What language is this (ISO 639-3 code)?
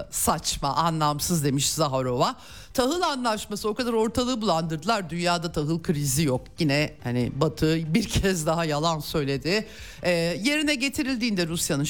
tur